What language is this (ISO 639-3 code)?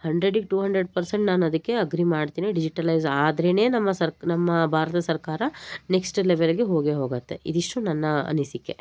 kan